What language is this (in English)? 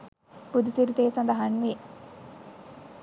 Sinhala